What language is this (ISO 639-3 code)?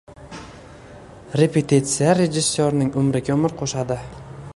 uzb